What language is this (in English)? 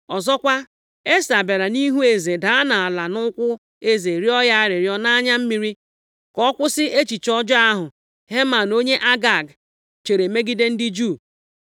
Igbo